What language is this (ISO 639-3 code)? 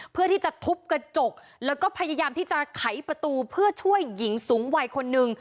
tha